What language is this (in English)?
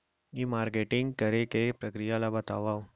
Chhattisgarhi